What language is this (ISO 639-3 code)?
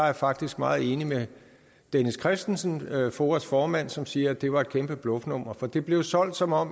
dan